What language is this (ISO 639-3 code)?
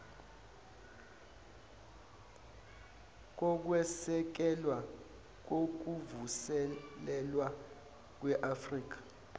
zul